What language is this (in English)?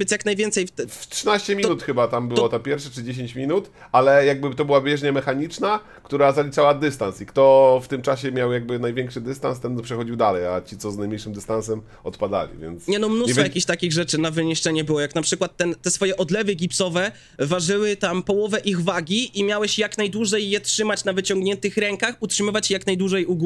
Polish